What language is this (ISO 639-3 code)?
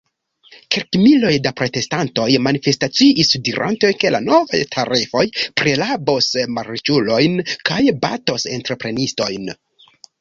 epo